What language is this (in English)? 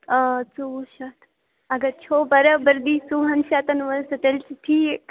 Kashmiri